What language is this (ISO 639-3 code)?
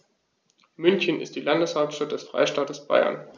deu